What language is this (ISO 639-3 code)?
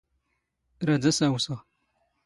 zgh